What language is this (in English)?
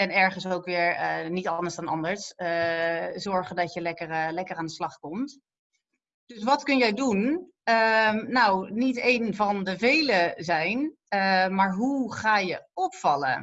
Dutch